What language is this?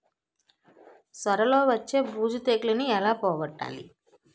Telugu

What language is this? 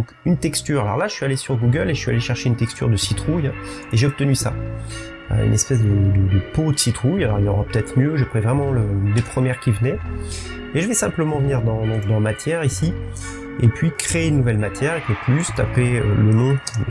French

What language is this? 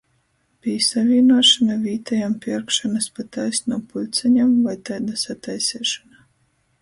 Latgalian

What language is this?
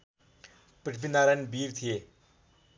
Nepali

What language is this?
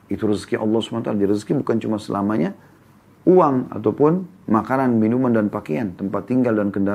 Indonesian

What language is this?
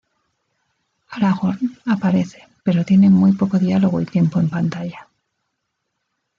Spanish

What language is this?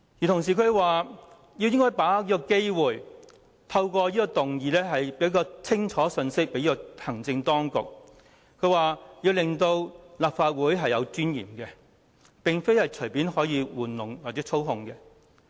Cantonese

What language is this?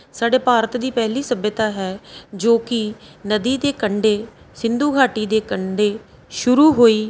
Punjabi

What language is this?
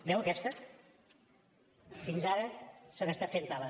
Catalan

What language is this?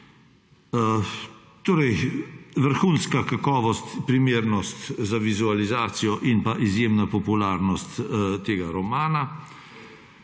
Slovenian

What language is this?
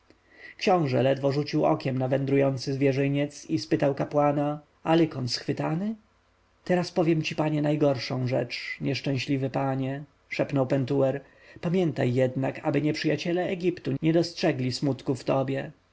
Polish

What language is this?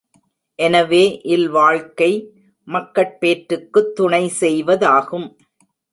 Tamil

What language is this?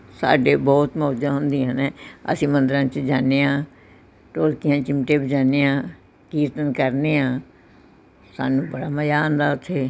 Punjabi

